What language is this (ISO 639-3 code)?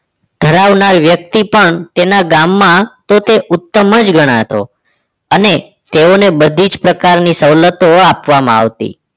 guj